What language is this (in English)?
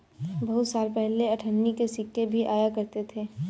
Hindi